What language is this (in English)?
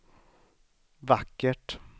Swedish